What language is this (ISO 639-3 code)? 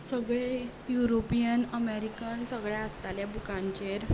kok